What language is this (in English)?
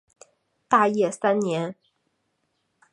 Chinese